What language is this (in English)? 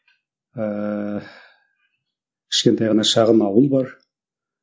Kazakh